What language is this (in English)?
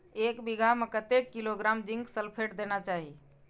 Maithili